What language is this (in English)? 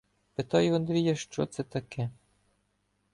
Ukrainian